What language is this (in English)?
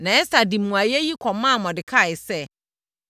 Akan